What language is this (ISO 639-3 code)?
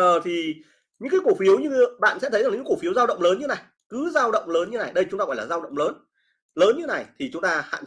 vie